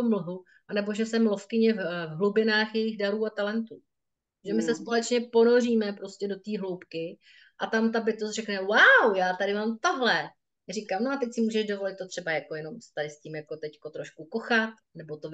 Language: Czech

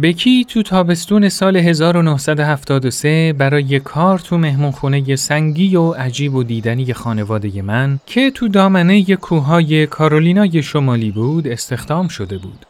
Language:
Persian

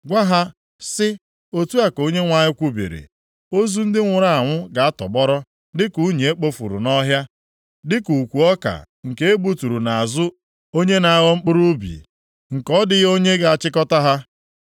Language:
Igbo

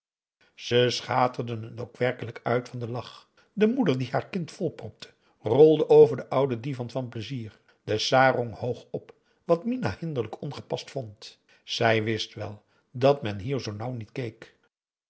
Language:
Dutch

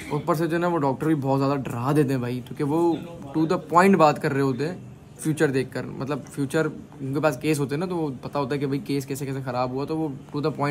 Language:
Hindi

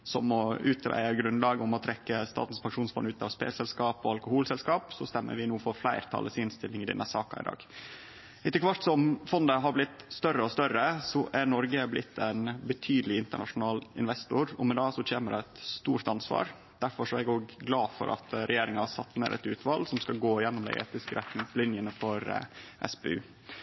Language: Norwegian Nynorsk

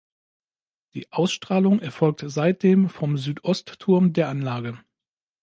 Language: German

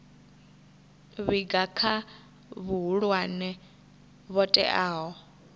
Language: Venda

